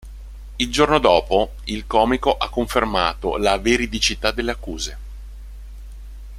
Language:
Italian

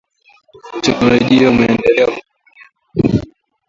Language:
Swahili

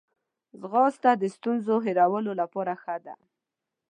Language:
Pashto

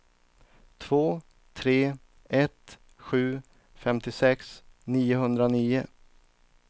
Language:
Swedish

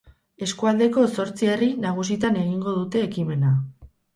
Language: Basque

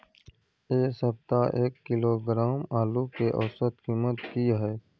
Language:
Maithili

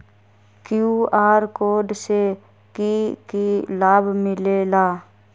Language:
Magahi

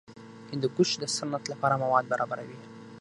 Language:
Pashto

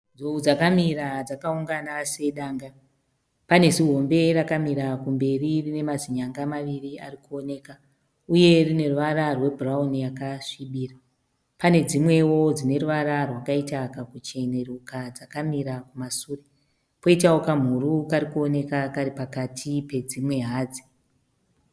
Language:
Shona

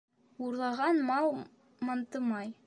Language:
Bashkir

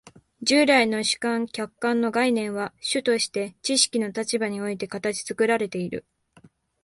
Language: Japanese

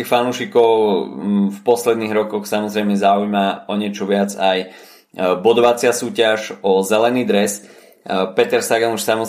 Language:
Slovak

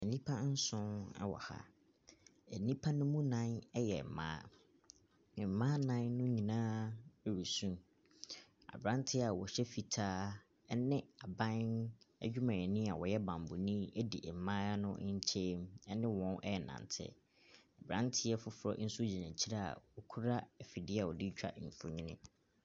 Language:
Akan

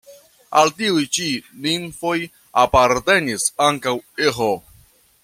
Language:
Esperanto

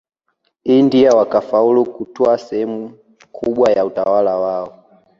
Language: Swahili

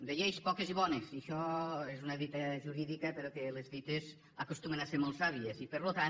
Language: Catalan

